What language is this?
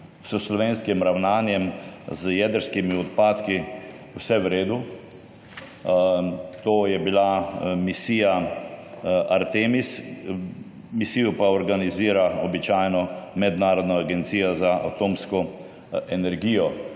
Slovenian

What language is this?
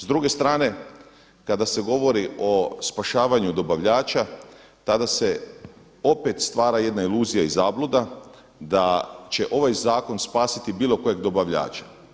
Croatian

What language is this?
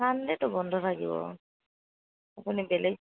Assamese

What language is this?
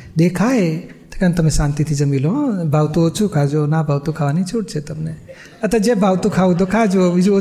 Gujarati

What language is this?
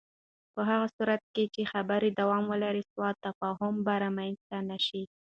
Pashto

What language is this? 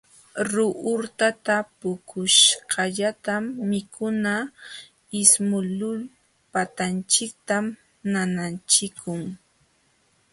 Jauja Wanca Quechua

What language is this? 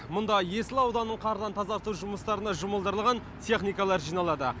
Kazakh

